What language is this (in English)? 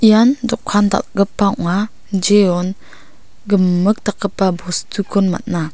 Garo